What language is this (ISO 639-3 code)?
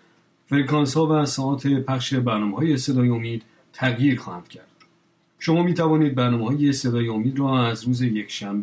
fas